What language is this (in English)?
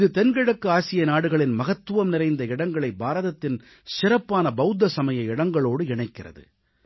Tamil